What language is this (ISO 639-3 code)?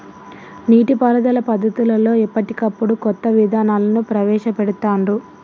tel